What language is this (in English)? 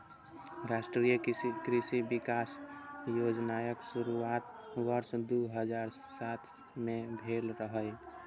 Maithili